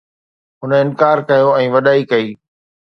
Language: Sindhi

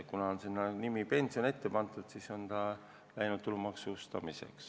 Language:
Estonian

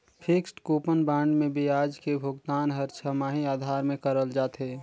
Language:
Chhattisgarhi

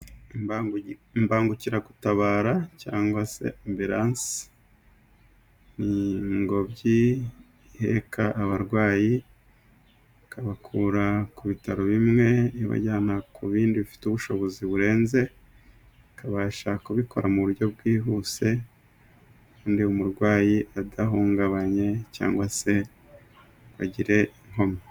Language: Kinyarwanda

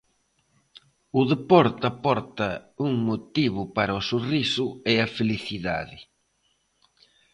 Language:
Galician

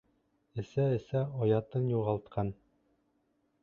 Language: Bashkir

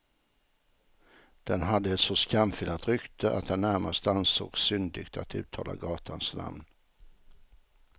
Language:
Swedish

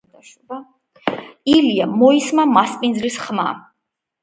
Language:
Georgian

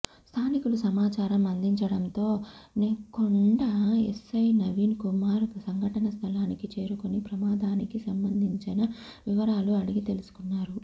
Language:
Telugu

